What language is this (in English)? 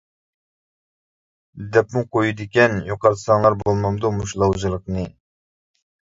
Uyghur